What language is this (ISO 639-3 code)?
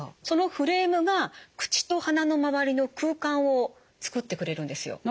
jpn